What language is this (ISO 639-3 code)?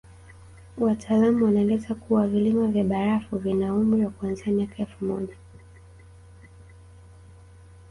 swa